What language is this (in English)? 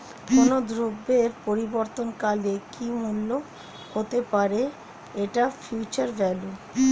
Bangla